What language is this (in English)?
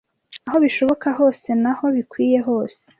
Kinyarwanda